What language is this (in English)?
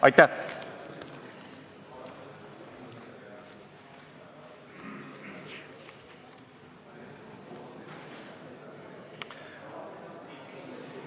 Estonian